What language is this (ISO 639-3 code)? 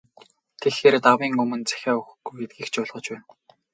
mon